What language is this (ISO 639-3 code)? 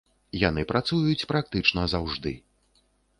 bel